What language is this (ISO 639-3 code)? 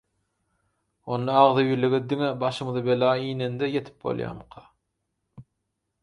tuk